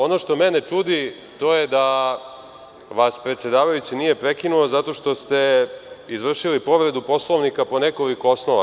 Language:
Serbian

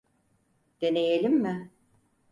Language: Turkish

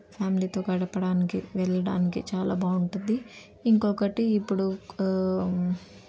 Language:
Telugu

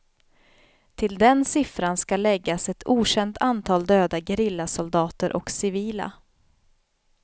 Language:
Swedish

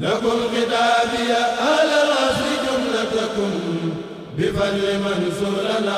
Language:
Arabic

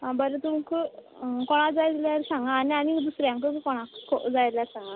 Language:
Konkani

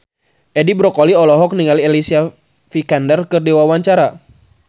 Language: Sundanese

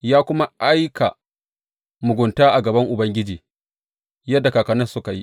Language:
Hausa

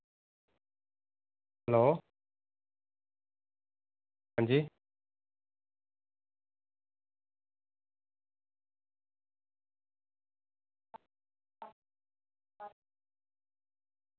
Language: Dogri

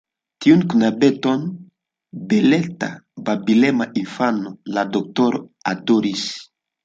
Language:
Esperanto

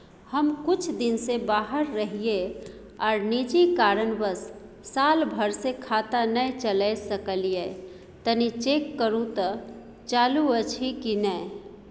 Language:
Maithili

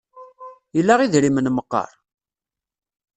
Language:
Kabyle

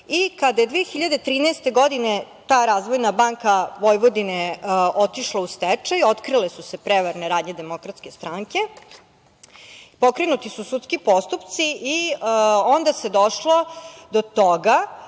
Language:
Serbian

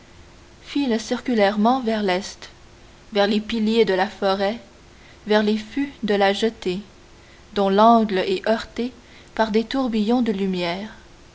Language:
French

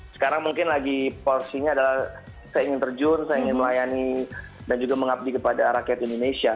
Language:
Indonesian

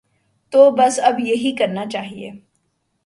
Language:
Urdu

